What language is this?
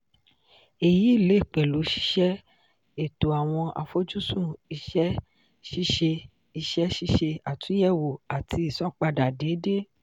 Yoruba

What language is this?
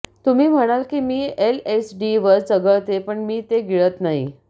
Marathi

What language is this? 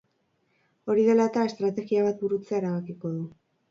Basque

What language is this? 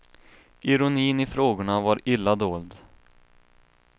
Swedish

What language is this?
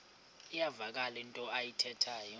Xhosa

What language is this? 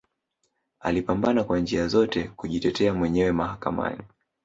Swahili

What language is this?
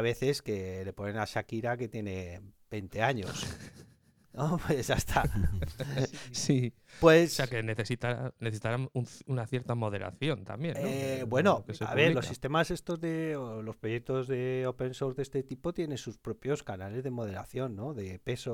Spanish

